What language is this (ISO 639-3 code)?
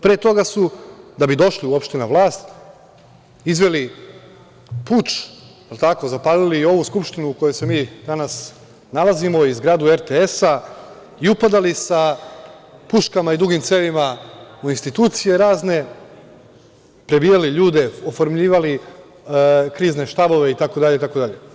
srp